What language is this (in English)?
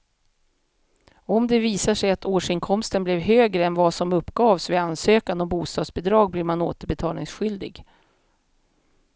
Swedish